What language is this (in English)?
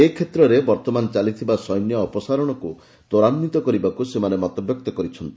Odia